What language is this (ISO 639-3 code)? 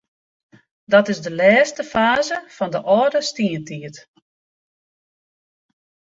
fry